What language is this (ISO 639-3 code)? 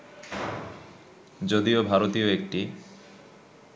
ben